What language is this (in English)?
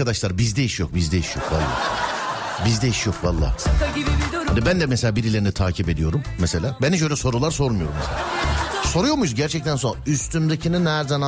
Turkish